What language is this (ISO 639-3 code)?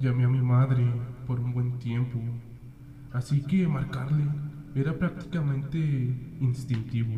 spa